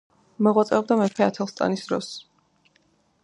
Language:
Georgian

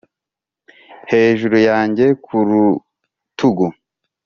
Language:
Kinyarwanda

